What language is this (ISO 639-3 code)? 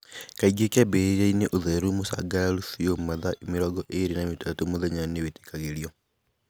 kik